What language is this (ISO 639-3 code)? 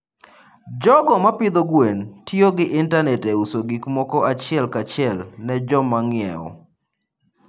luo